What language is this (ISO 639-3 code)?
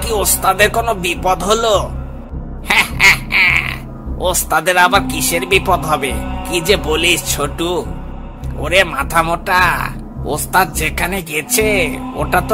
hin